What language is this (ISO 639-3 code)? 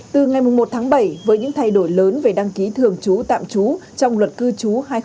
vie